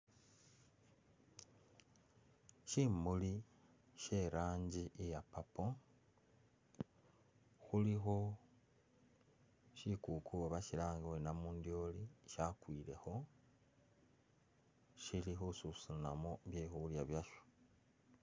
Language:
Masaaba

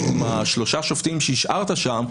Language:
Hebrew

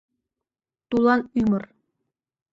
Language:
Mari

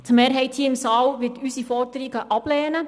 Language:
Swiss German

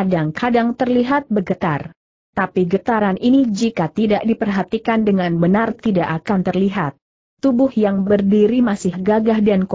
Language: Indonesian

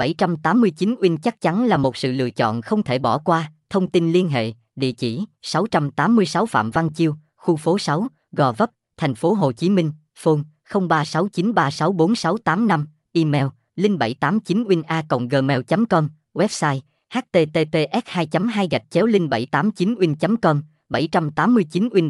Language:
Vietnamese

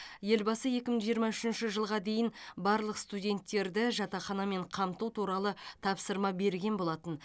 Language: Kazakh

